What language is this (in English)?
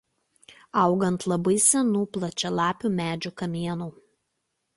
Lithuanian